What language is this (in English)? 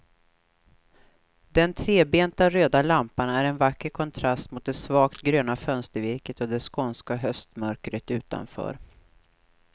Swedish